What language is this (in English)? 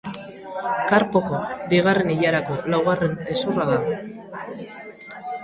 Basque